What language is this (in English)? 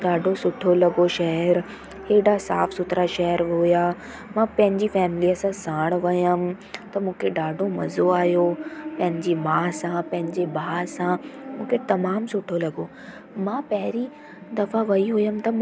Sindhi